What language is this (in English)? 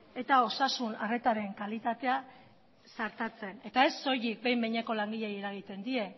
Basque